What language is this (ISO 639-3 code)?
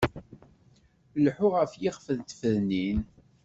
kab